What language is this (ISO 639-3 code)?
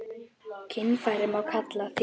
isl